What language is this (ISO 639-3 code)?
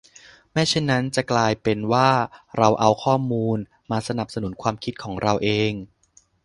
tha